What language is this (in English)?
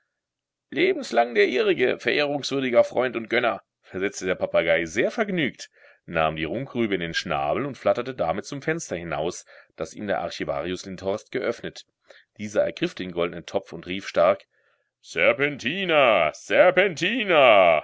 German